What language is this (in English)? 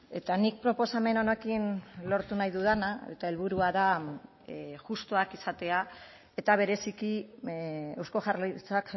Basque